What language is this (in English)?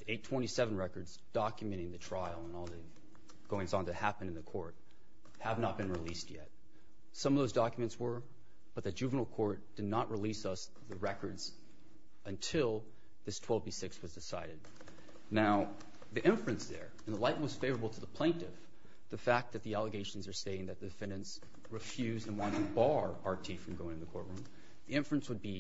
English